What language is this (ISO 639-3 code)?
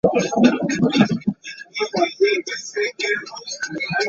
eng